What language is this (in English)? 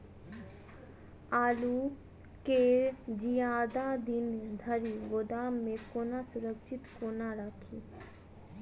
Maithili